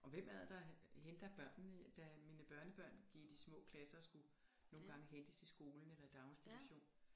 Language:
Danish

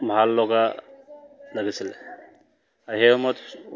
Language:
Assamese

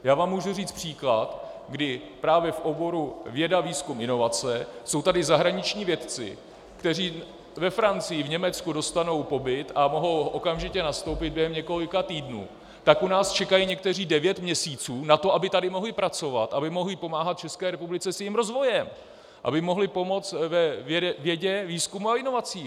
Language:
Czech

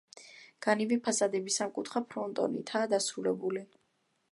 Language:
Georgian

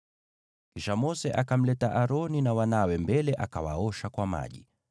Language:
Swahili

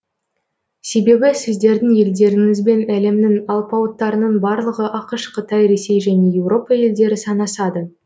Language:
Kazakh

